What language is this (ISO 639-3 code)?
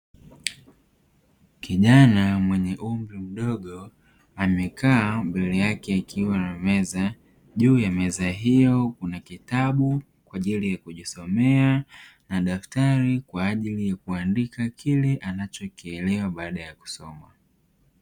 swa